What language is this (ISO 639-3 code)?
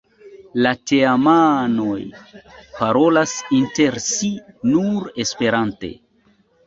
epo